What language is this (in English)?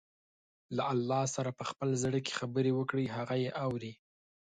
Pashto